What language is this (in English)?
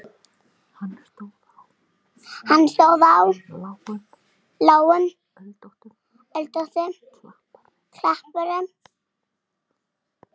Icelandic